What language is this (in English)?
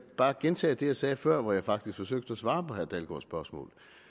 Danish